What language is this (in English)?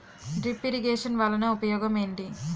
Telugu